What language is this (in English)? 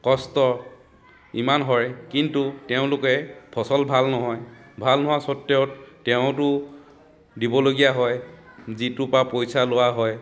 Assamese